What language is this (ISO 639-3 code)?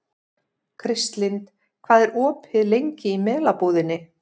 isl